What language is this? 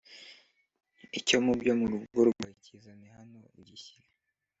Kinyarwanda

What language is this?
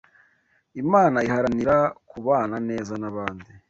Kinyarwanda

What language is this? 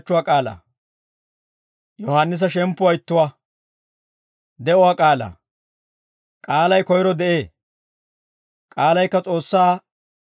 Dawro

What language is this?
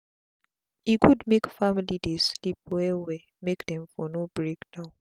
Nigerian Pidgin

